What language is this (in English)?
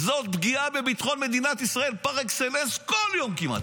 Hebrew